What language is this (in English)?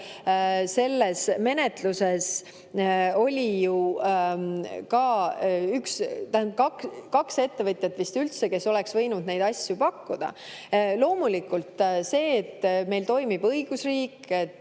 Estonian